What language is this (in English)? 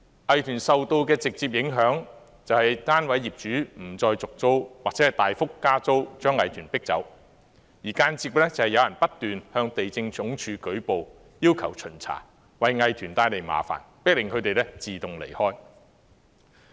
Cantonese